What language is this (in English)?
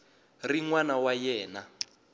Tsonga